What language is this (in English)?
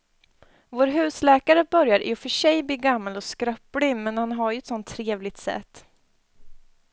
Swedish